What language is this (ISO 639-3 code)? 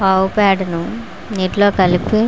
tel